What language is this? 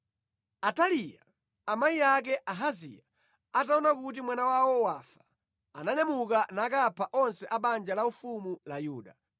Nyanja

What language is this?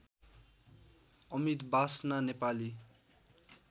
Nepali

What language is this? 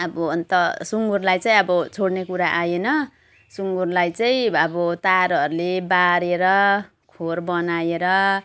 Nepali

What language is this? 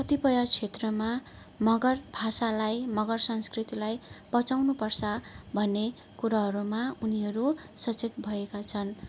Nepali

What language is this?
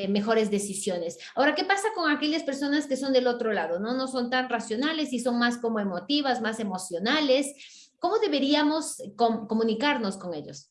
Spanish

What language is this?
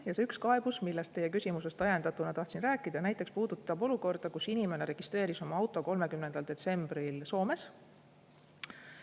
Estonian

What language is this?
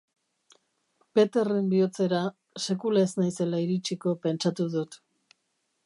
Basque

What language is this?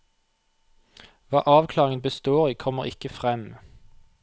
Norwegian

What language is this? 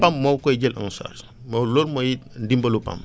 Wolof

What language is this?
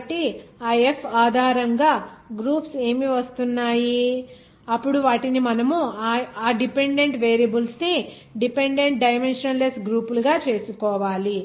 Telugu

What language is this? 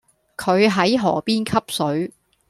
Cantonese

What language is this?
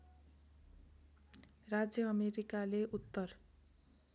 Nepali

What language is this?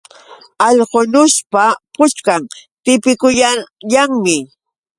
Yauyos Quechua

